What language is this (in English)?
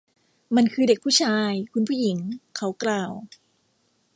Thai